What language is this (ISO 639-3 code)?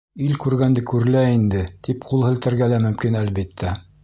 bak